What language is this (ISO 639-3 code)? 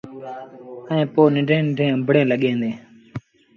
sbn